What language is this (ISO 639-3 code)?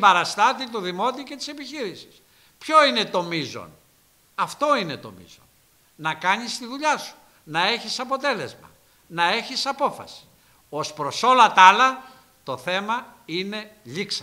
ell